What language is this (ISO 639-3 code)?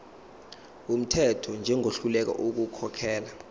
zul